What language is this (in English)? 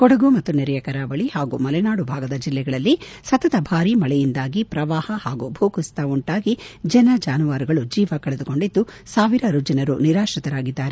Kannada